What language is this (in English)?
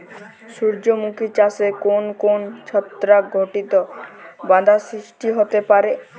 Bangla